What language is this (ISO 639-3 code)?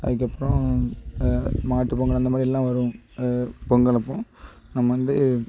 tam